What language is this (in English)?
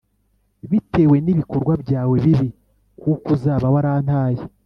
Kinyarwanda